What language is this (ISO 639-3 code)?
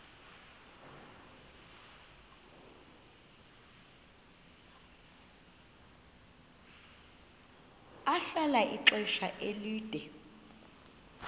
xho